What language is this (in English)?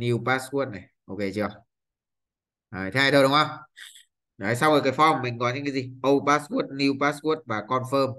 Vietnamese